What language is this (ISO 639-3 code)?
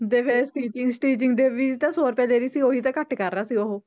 pan